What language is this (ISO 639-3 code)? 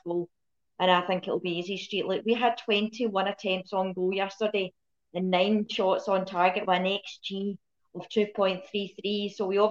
eng